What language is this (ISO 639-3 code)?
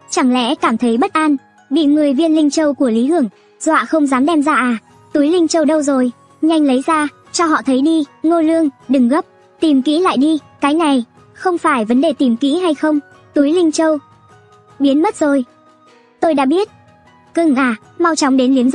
vie